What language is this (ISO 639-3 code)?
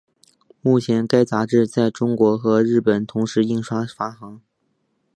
zho